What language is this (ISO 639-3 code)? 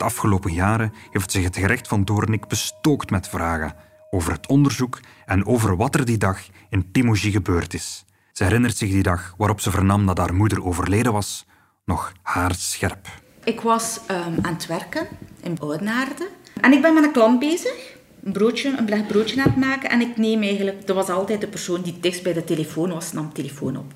nld